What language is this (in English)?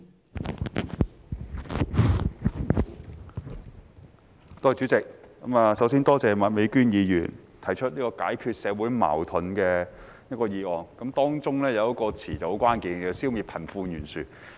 Cantonese